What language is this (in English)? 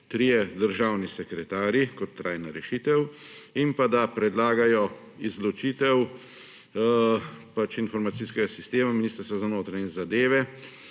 Slovenian